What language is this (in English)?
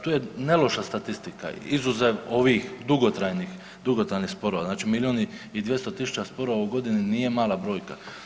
Croatian